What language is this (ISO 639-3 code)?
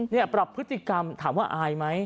tha